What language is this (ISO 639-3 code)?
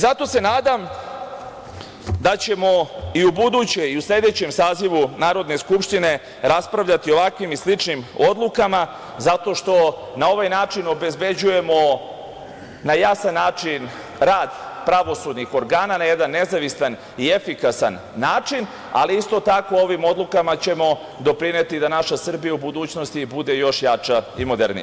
srp